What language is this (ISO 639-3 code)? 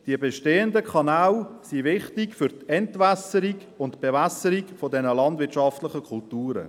gsw